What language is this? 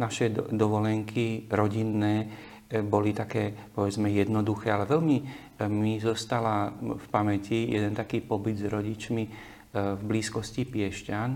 Slovak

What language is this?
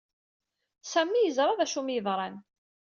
Kabyle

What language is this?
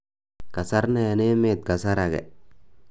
Kalenjin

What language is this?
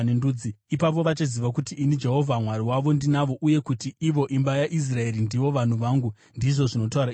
Shona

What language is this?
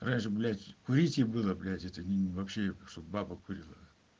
Russian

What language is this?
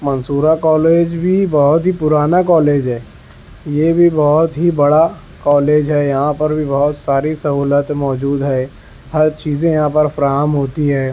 Urdu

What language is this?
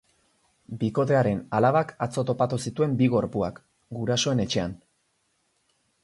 Basque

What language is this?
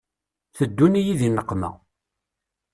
Kabyle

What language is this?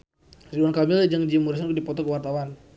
Sundanese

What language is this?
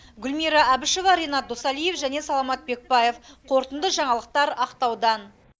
Kazakh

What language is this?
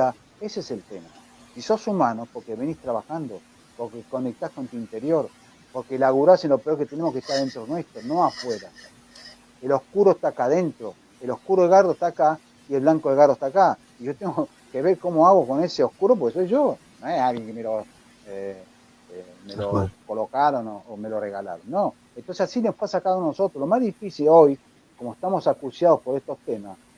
Spanish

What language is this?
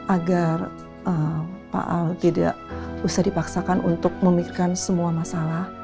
Indonesian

